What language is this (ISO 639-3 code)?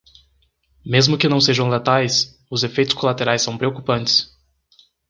por